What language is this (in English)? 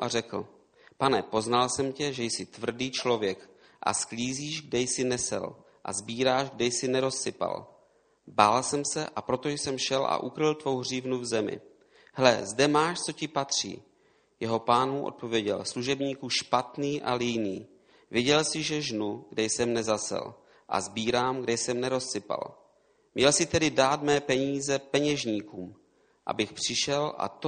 Czech